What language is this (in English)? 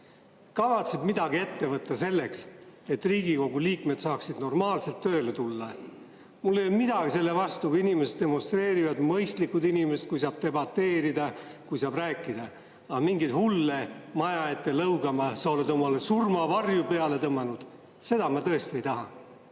Estonian